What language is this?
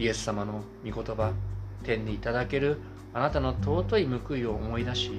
Japanese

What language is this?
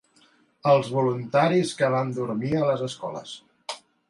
Catalan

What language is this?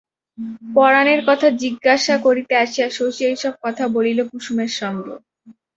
Bangla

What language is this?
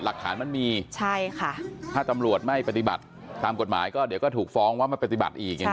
Thai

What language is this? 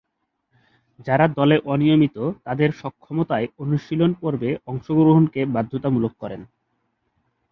Bangla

